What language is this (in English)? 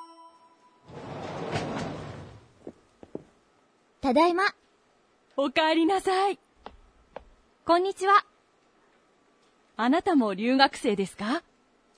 Urdu